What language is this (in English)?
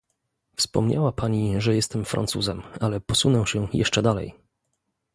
Polish